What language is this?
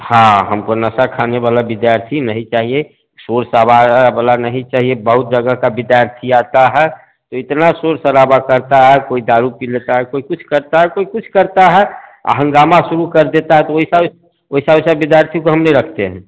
Hindi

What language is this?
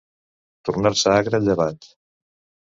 Catalan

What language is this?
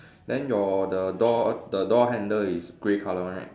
English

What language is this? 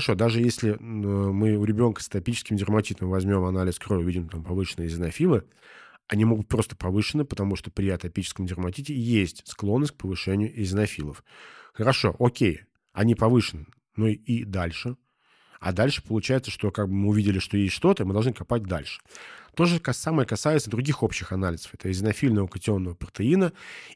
Russian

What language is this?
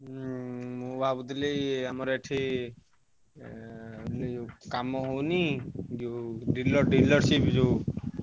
Odia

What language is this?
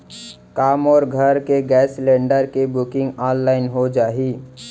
Chhattisgarhi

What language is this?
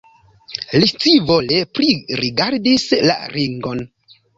Esperanto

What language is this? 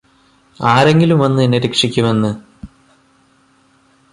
Malayalam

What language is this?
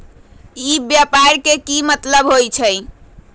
Magahi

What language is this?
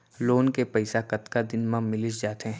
Chhattisgarhi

